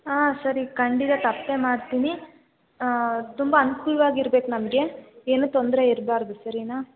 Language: Kannada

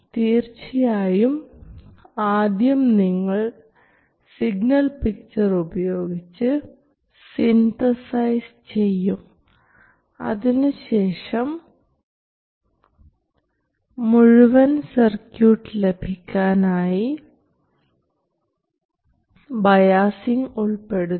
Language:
Malayalam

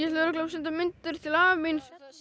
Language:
Icelandic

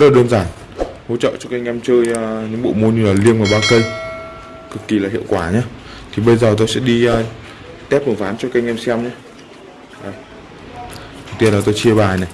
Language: Vietnamese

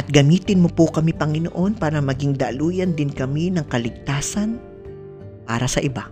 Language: Filipino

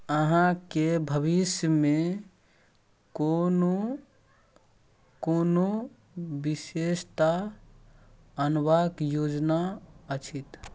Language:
Maithili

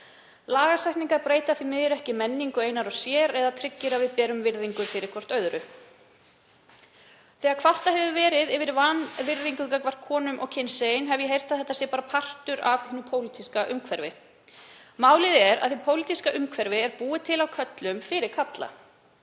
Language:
Icelandic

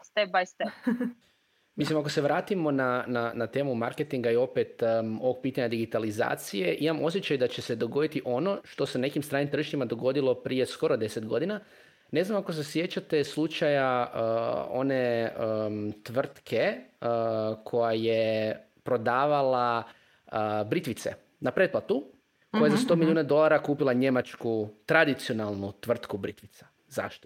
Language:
Croatian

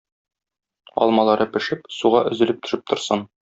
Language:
Tatar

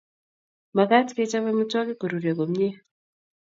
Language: Kalenjin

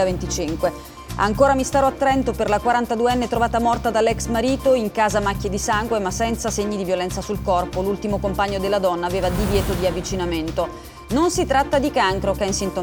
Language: Italian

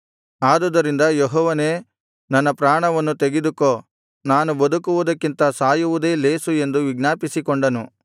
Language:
Kannada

